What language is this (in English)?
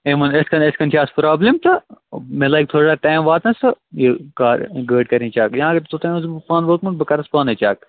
Kashmiri